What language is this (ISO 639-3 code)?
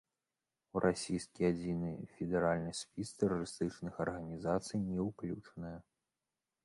bel